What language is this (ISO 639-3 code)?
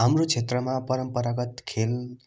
nep